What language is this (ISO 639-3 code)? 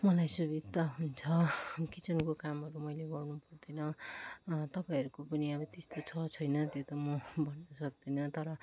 nep